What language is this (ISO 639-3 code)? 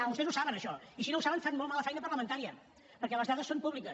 cat